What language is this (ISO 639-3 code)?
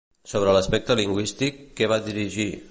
cat